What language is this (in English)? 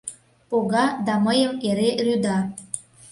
Mari